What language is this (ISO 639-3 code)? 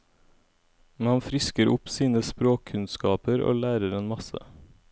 nor